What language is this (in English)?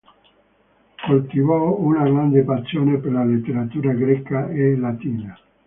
Italian